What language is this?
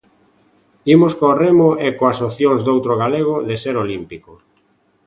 Galician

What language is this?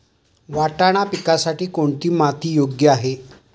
Marathi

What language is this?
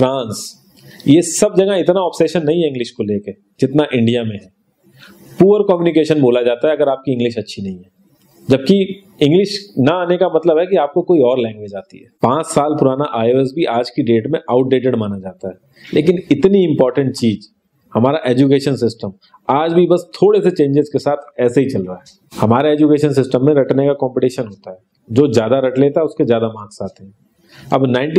Hindi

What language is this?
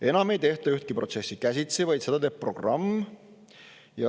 Estonian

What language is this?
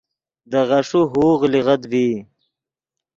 Yidgha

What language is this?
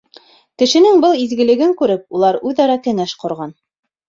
Bashkir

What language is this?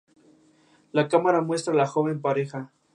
Spanish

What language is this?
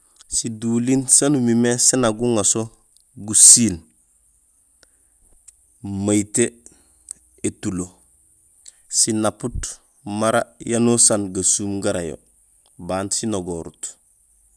Gusilay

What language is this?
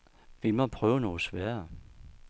Danish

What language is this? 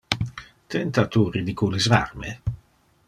Interlingua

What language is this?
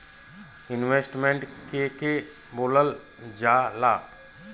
Bhojpuri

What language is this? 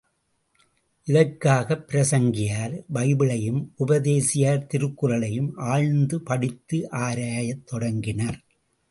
Tamil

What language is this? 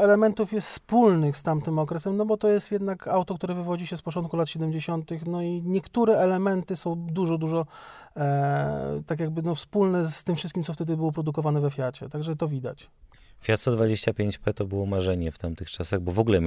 Polish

